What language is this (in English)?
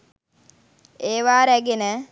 Sinhala